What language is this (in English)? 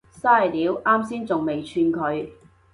Cantonese